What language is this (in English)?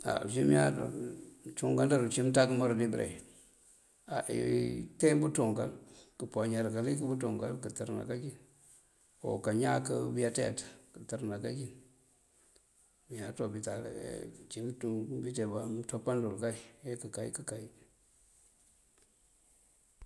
Mandjak